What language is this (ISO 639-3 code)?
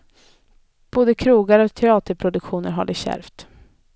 swe